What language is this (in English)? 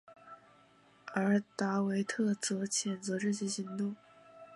Chinese